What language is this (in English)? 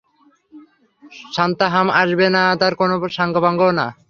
Bangla